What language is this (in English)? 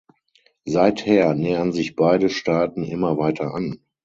German